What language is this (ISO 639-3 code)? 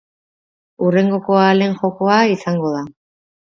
eus